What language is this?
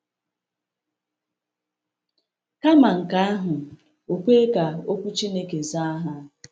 Igbo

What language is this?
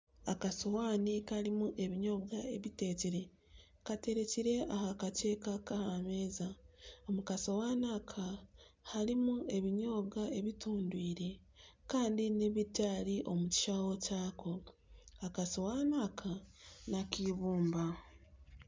Nyankole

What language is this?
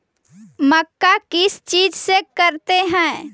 Magahi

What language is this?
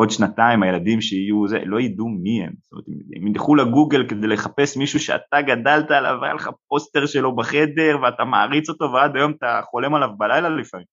Hebrew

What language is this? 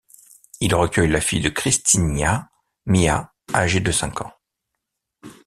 French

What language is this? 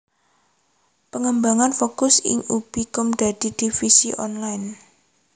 Javanese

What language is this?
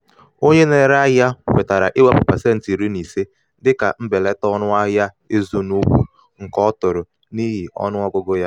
Igbo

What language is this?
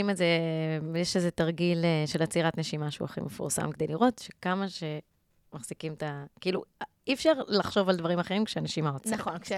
Hebrew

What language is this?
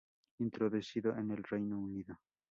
Spanish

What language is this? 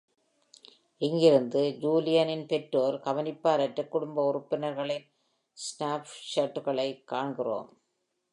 Tamil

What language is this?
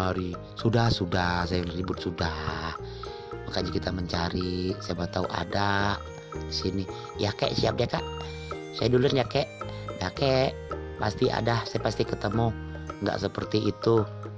Indonesian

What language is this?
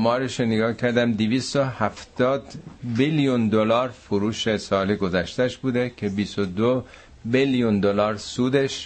Persian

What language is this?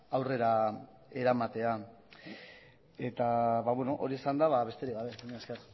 Basque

